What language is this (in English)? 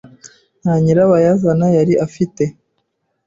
Kinyarwanda